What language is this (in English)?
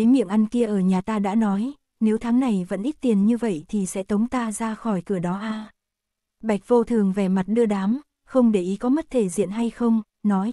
Vietnamese